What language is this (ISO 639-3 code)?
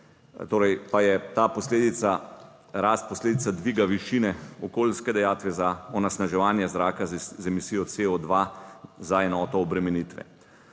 slv